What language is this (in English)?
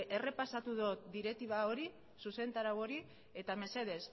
Basque